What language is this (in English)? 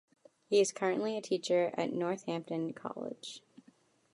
English